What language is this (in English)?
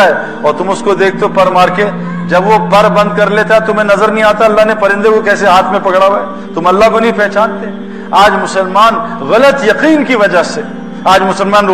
Urdu